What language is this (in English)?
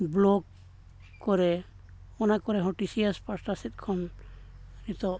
Santali